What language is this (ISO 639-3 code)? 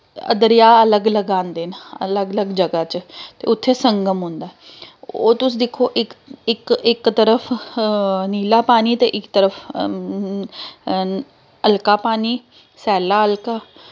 doi